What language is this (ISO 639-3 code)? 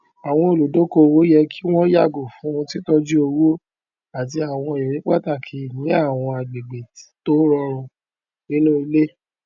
yor